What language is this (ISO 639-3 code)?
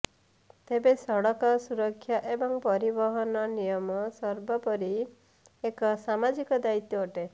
ori